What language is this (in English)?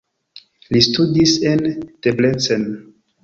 Esperanto